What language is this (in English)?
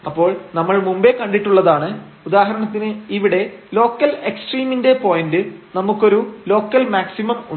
Malayalam